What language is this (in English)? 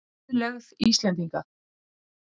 Icelandic